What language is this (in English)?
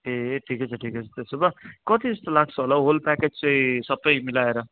Nepali